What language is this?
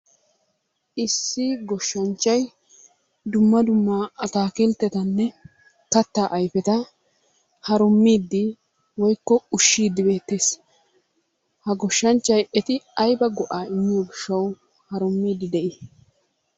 Wolaytta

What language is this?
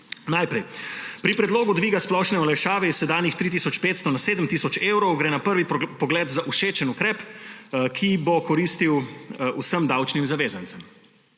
Slovenian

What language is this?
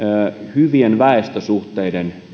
Finnish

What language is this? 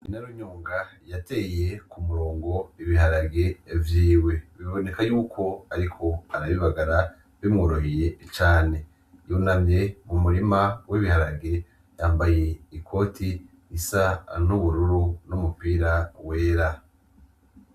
Rundi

